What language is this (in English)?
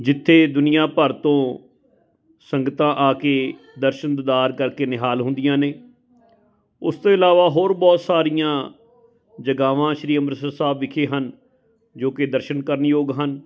Punjabi